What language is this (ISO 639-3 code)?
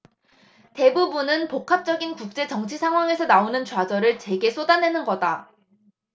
kor